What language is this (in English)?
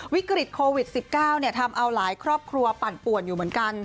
Thai